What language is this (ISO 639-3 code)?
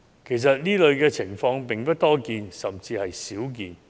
yue